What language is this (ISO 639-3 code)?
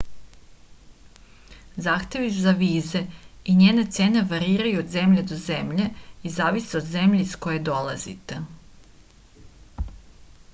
srp